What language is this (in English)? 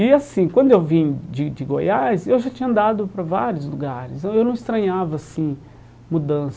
Portuguese